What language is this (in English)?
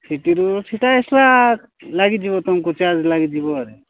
Odia